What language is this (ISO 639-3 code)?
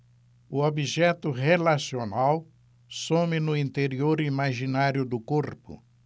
por